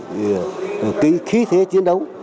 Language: Vietnamese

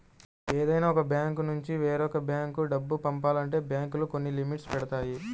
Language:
Telugu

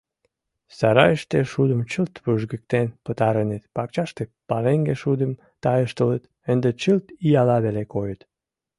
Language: Mari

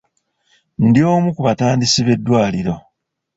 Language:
Ganda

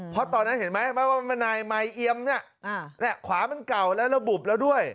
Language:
Thai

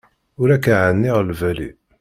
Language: Kabyle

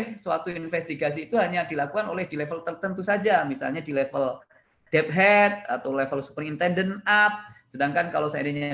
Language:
Indonesian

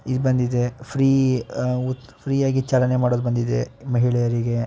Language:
Kannada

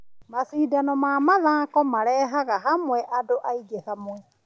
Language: Kikuyu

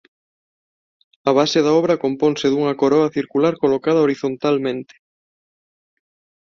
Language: Galician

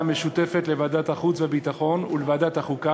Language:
Hebrew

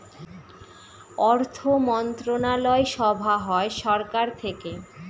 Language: Bangla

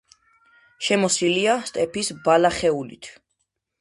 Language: Georgian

